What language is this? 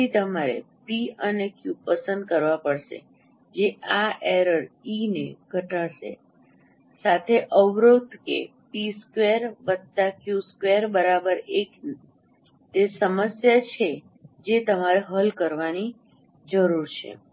Gujarati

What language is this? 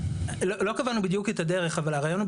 Hebrew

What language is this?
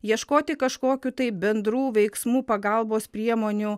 Lithuanian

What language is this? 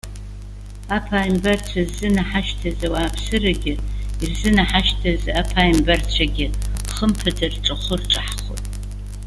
Abkhazian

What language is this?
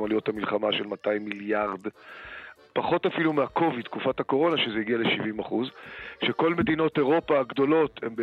Hebrew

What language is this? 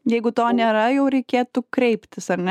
Lithuanian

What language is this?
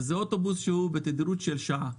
Hebrew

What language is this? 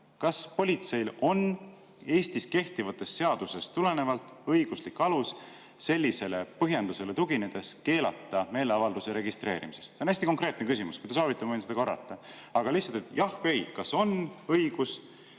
Estonian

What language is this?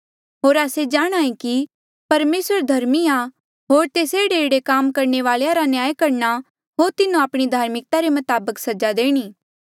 Mandeali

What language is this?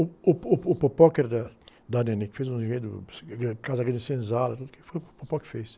Portuguese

